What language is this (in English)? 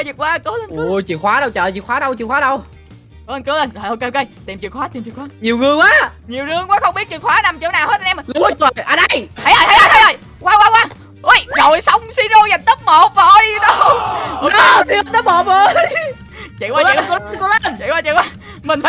Vietnamese